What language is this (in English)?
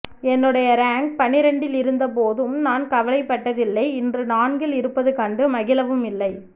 Tamil